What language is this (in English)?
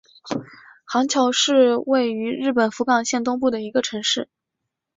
Chinese